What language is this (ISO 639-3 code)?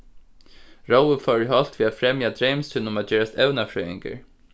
fao